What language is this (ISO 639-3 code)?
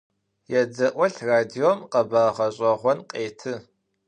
ady